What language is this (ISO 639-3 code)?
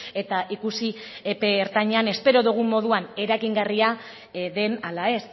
eus